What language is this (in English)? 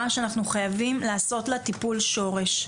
Hebrew